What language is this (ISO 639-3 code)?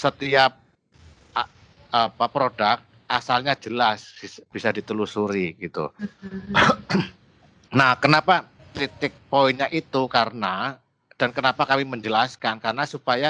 ind